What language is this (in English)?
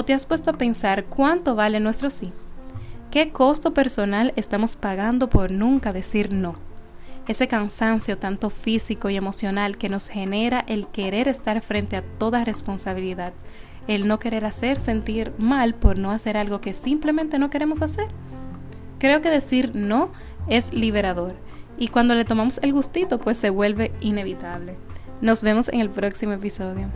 Spanish